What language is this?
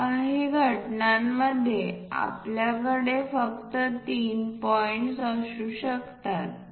Marathi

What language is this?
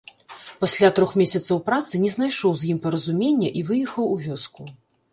Belarusian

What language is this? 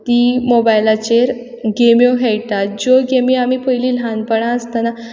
Konkani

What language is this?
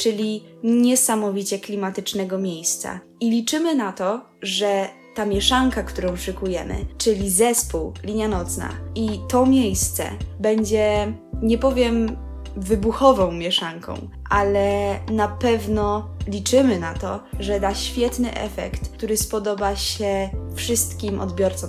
Polish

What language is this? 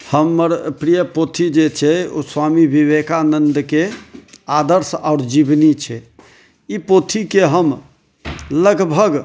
Maithili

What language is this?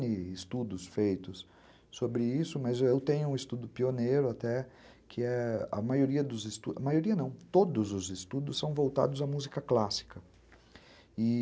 Portuguese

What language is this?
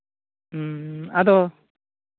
Santali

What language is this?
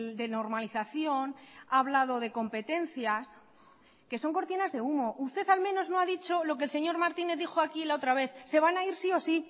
Spanish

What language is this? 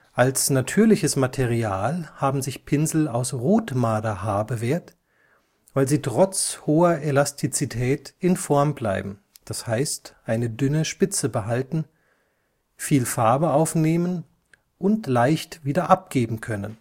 German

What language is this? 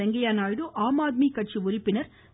Tamil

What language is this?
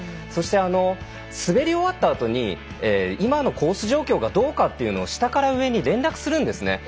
Japanese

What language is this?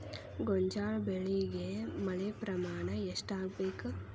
Kannada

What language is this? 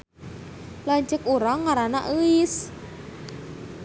Sundanese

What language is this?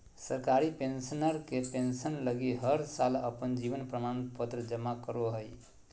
Magahi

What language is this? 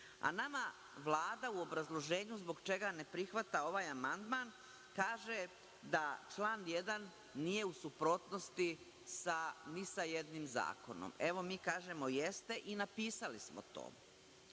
Serbian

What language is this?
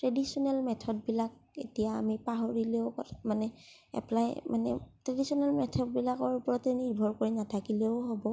Assamese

